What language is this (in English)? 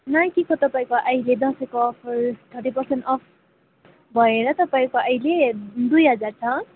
Nepali